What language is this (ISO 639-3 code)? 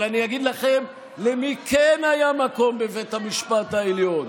heb